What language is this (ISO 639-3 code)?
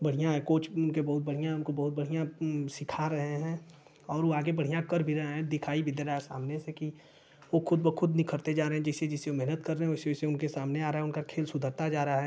hin